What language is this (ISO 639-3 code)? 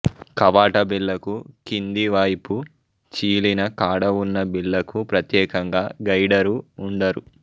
tel